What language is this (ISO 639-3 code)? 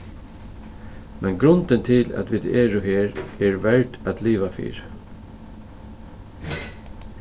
fao